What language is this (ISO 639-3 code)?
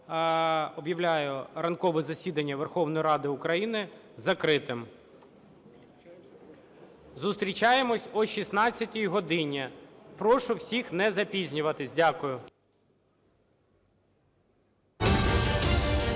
ukr